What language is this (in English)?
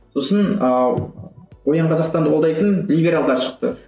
Kazakh